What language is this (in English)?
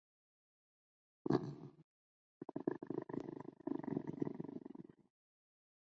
Chinese